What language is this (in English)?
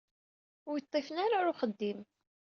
Kabyle